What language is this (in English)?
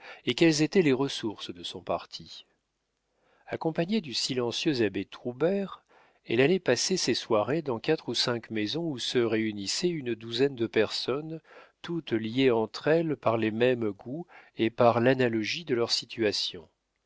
French